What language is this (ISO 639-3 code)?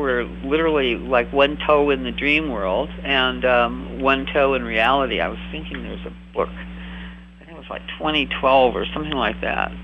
eng